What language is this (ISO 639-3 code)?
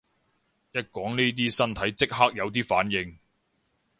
yue